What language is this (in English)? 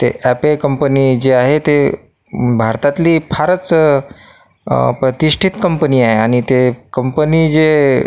Marathi